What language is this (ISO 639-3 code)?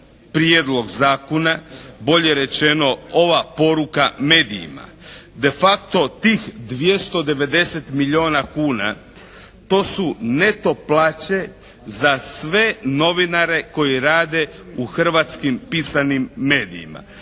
hrv